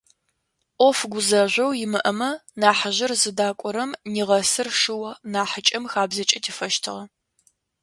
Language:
Adyghe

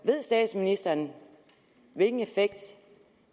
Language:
Danish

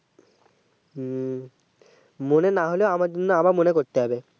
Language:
Bangla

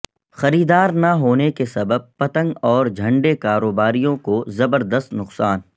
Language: Urdu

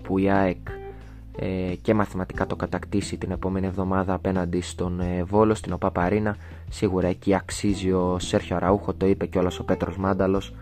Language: Greek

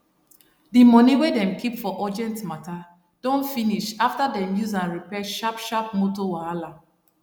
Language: Nigerian Pidgin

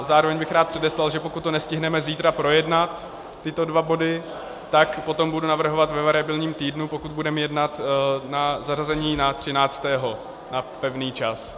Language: Czech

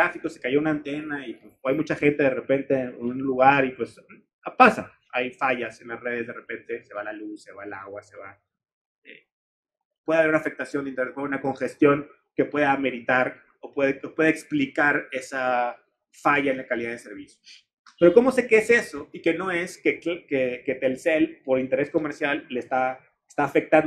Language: Spanish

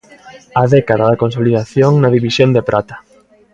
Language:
Galician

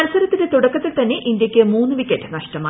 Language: Malayalam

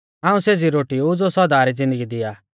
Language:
Mahasu Pahari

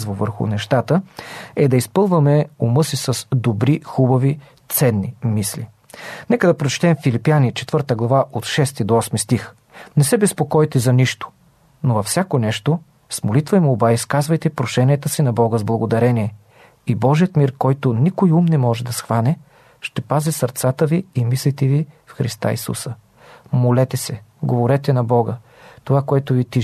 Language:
Bulgarian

